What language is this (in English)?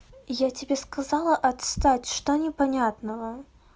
Russian